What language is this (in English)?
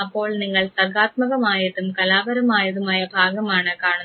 Malayalam